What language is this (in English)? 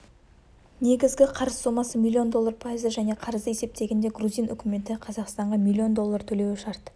Kazakh